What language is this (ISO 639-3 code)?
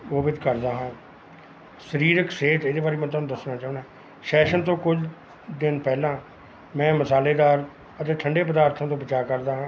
pan